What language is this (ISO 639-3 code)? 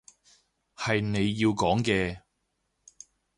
yue